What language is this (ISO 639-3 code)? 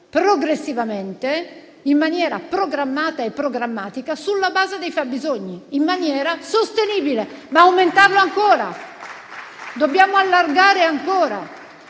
ita